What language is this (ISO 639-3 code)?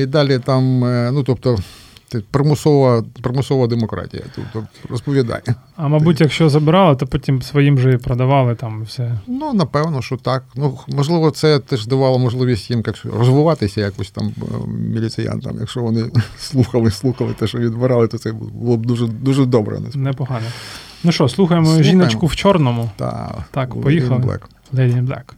ukr